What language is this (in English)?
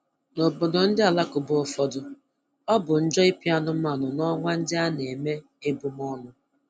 Igbo